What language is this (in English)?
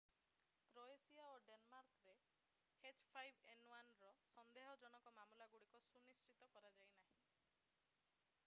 Odia